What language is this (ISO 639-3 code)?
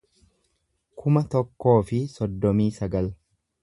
orm